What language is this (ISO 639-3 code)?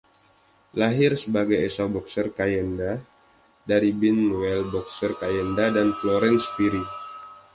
ind